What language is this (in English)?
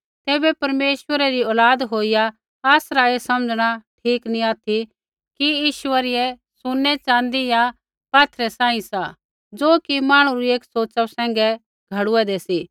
Kullu Pahari